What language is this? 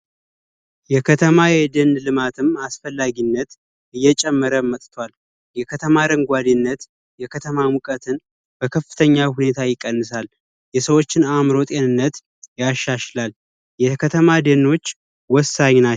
Amharic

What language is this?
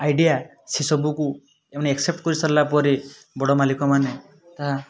Odia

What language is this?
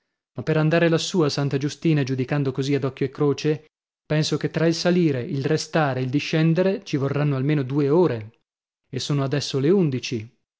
Italian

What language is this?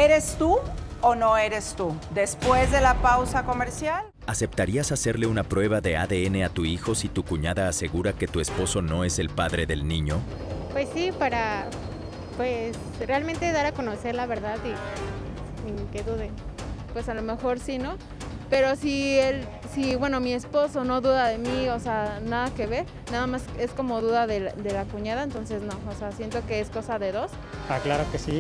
Spanish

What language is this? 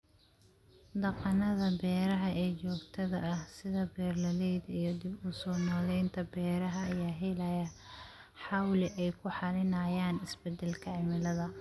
Somali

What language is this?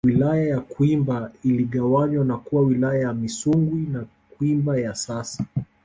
Swahili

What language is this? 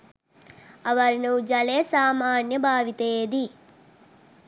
Sinhala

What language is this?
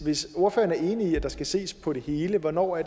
Danish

